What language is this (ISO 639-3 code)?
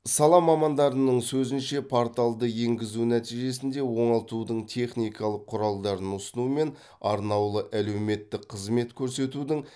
kaz